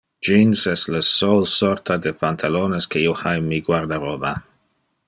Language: Interlingua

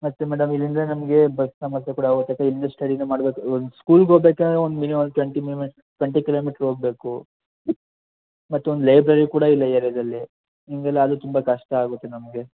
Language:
Kannada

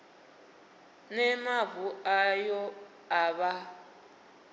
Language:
Venda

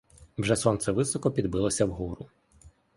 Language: Ukrainian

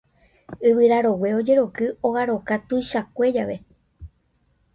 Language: Guarani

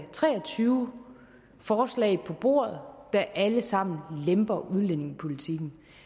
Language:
Danish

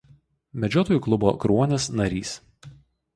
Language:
Lithuanian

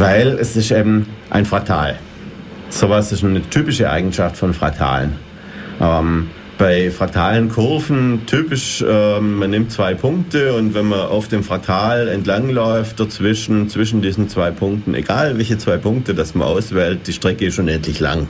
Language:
German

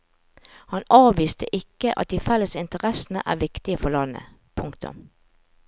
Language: Norwegian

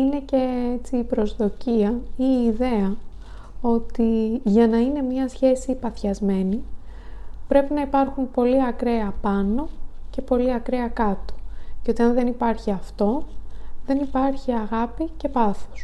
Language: Greek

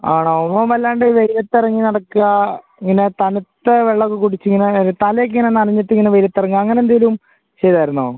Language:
Malayalam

